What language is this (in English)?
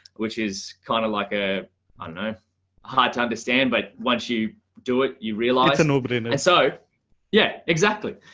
English